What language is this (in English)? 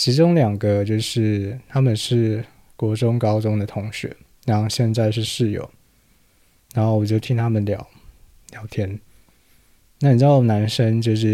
Chinese